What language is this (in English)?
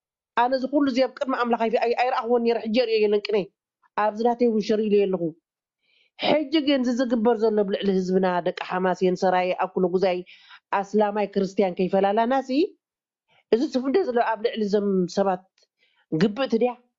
Arabic